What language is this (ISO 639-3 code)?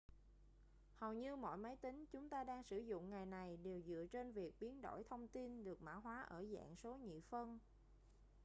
vie